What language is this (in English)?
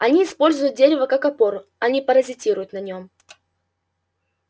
Russian